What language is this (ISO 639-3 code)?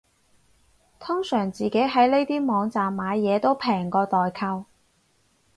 yue